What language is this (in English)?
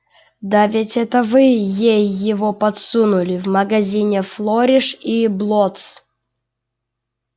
Russian